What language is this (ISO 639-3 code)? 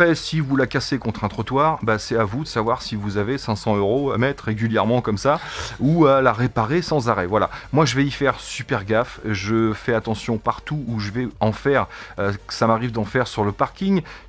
fra